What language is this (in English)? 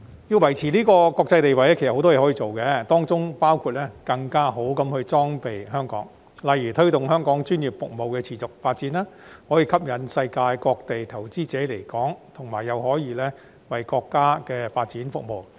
Cantonese